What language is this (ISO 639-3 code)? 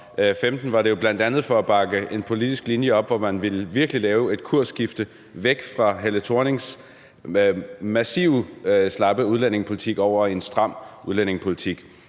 dan